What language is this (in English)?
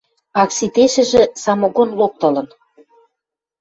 Western Mari